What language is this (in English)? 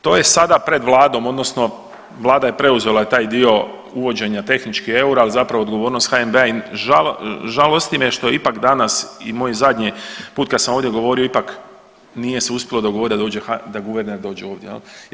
Croatian